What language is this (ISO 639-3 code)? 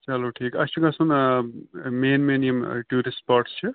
kas